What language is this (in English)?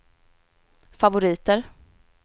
Swedish